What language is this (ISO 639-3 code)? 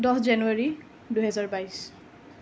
asm